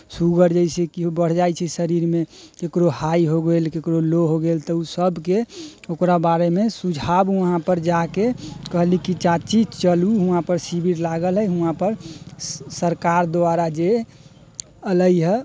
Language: Maithili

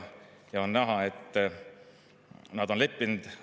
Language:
Estonian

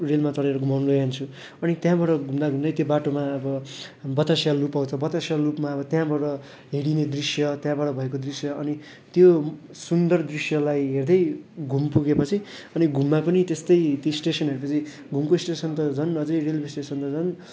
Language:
Nepali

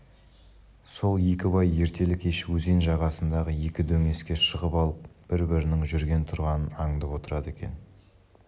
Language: Kazakh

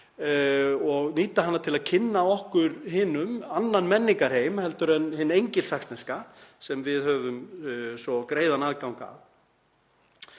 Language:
Icelandic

